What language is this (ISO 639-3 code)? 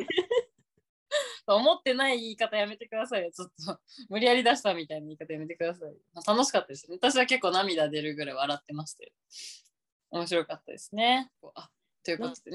jpn